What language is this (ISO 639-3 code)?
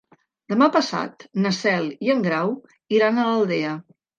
cat